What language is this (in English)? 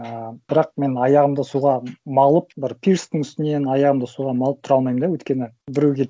Kazakh